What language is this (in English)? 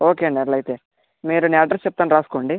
Telugu